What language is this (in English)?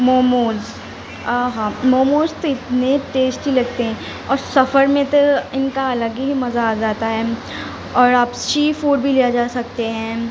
Urdu